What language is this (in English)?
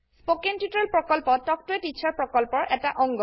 Assamese